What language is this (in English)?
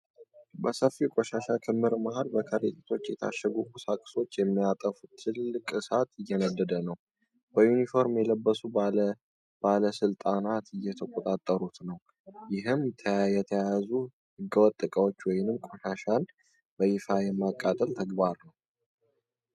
Amharic